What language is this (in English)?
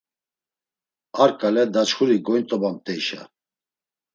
Laz